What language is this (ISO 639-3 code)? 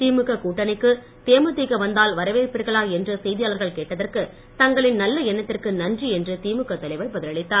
tam